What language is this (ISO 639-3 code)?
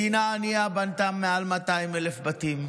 heb